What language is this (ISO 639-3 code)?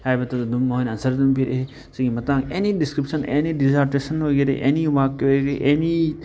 mni